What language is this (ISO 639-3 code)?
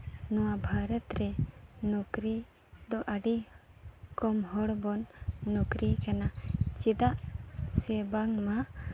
sat